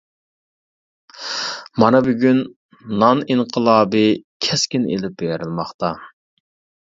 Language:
Uyghur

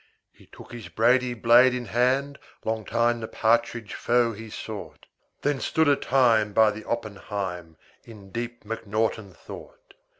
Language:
English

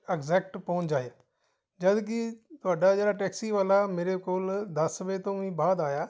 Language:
Punjabi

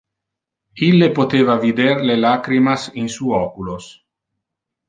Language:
Interlingua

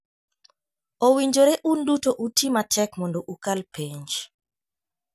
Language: Luo (Kenya and Tanzania)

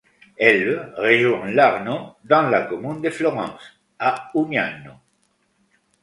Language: French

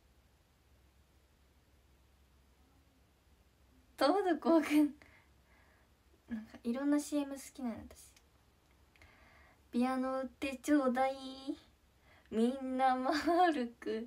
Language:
Japanese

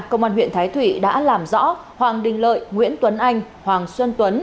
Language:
Vietnamese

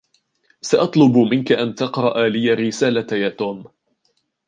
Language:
Arabic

